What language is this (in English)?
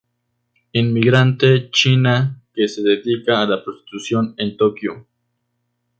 Spanish